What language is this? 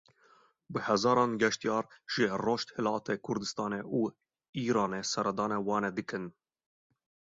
Kurdish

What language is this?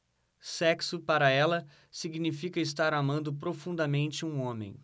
Portuguese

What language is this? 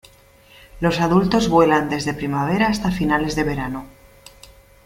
Spanish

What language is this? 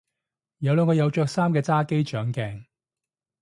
Cantonese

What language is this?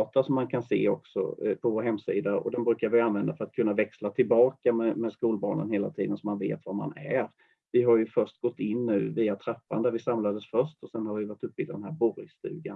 Swedish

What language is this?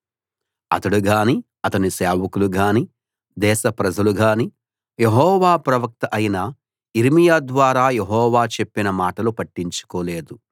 Telugu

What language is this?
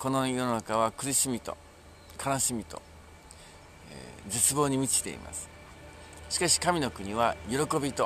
Japanese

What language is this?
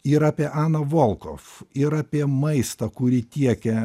Lithuanian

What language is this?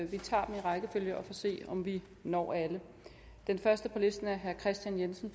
Danish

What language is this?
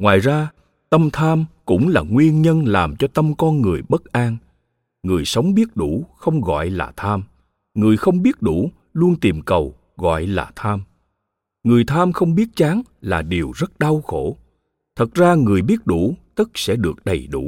Vietnamese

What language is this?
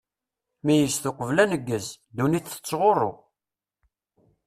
Kabyle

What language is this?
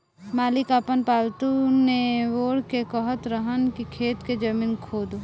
Bhojpuri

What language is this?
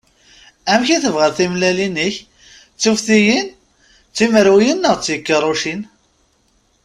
Kabyle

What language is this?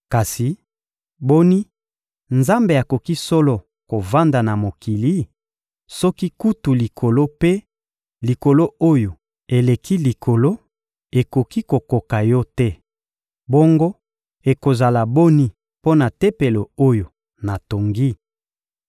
Lingala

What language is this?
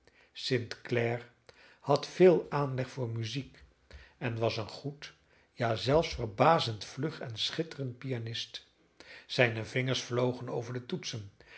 Dutch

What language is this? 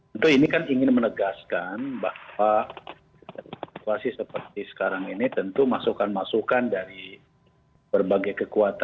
Indonesian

